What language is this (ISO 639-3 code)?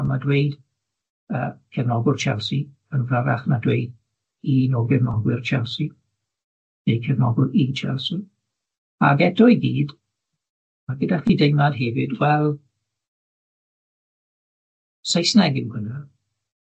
cym